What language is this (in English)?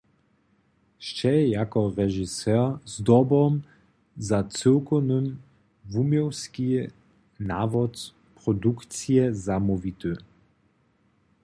Upper Sorbian